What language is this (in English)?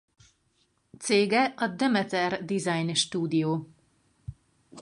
Hungarian